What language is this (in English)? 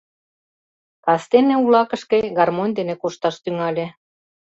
Mari